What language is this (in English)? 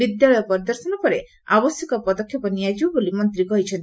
Odia